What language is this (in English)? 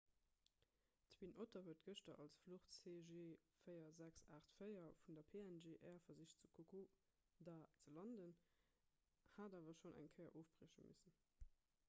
Luxembourgish